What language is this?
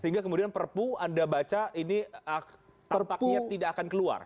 Indonesian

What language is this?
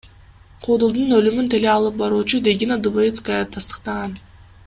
Kyrgyz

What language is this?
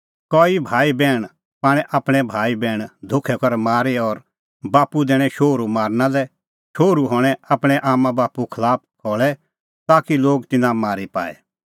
Kullu Pahari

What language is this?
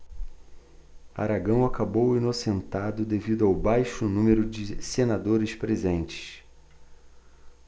Portuguese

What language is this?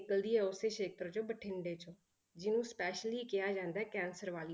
Punjabi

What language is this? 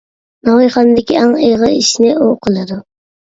Uyghur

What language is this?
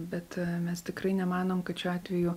Lithuanian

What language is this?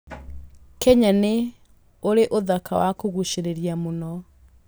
Kikuyu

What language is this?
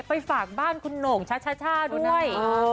Thai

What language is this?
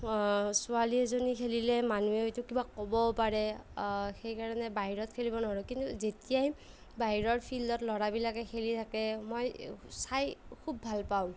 Assamese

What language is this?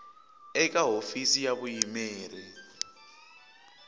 Tsonga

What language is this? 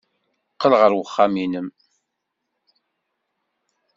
Kabyle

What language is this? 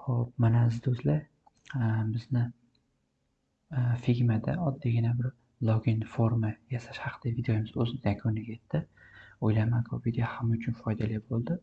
Turkish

